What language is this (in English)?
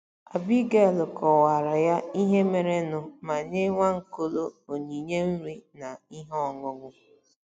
Igbo